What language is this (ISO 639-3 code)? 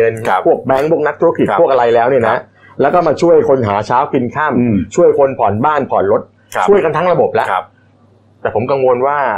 tha